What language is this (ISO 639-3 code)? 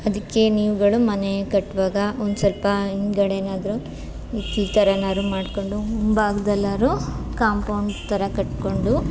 kan